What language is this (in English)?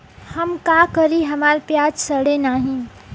Bhojpuri